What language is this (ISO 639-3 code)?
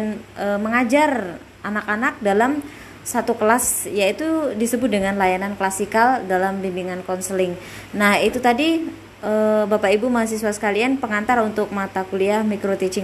ind